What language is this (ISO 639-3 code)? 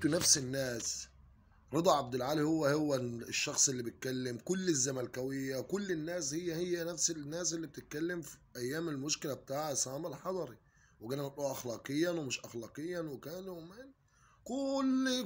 ara